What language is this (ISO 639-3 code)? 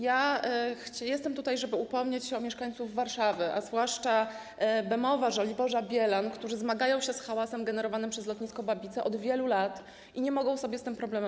pol